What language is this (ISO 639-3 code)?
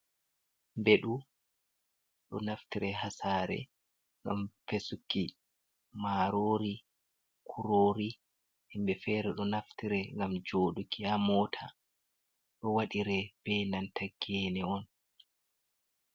ful